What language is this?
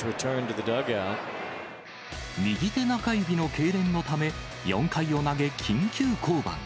Japanese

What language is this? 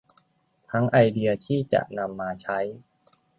Thai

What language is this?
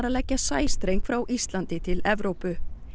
Icelandic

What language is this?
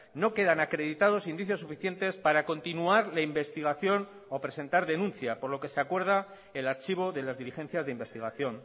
Spanish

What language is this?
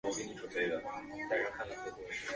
Chinese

